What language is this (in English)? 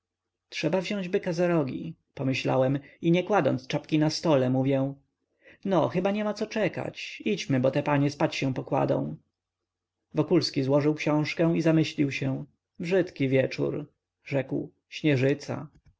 Polish